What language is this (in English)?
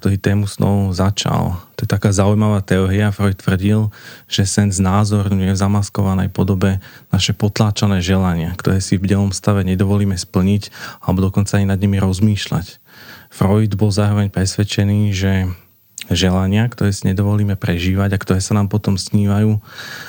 Slovak